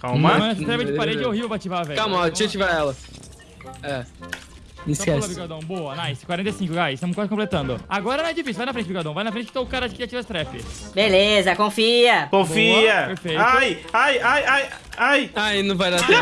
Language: Portuguese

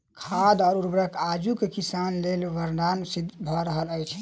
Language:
Maithili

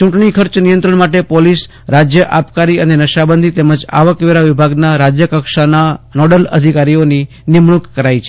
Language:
Gujarati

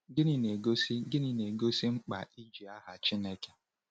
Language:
Igbo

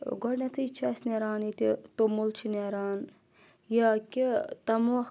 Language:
Kashmiri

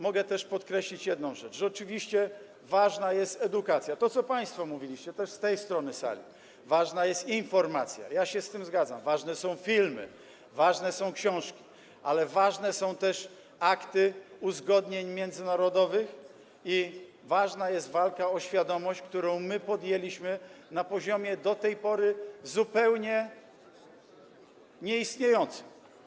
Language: Polish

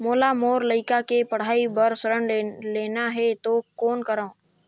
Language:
Chhattisgarhi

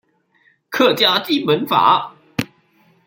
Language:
Chinese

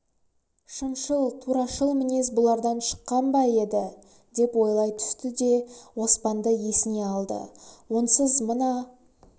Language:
Kazakh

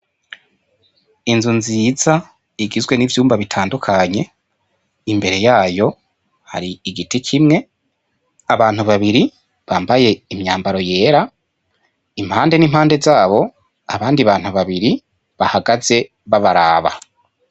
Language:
Rundi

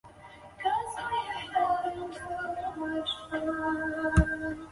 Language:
Chinese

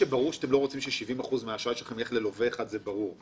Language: Hebrew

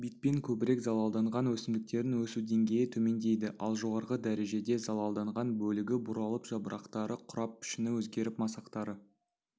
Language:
Kazakh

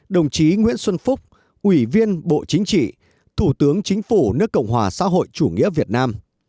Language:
Vietnamese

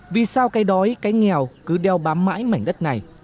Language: Vietnamese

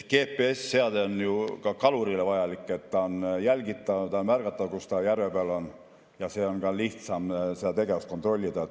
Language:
Estonian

